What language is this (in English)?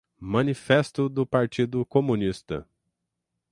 Portuguese